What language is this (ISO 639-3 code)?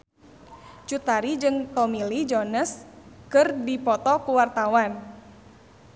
sun